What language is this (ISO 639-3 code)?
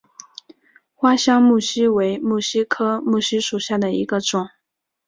zho